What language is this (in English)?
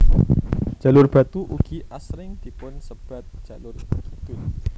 Javanese